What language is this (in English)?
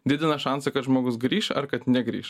Lithuanian